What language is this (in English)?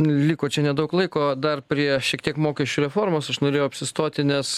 Lithuanian